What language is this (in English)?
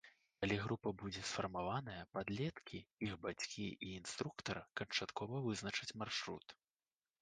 Belarusian